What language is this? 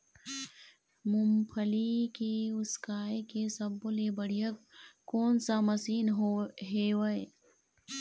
Chhattisgarhi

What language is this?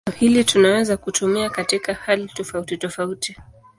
Swahili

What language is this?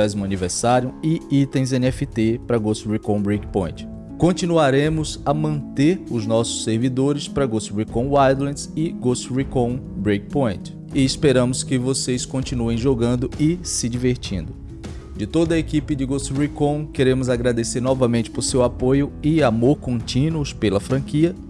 Portuguese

